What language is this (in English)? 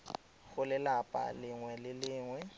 Tswana